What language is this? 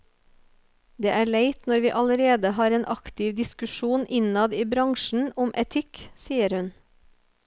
Norwegian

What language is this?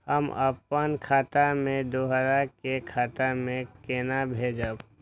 Maithili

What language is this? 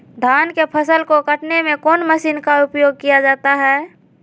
Magahi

